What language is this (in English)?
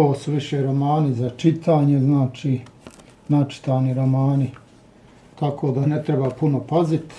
Croatian